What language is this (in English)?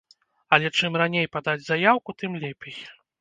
Belarusian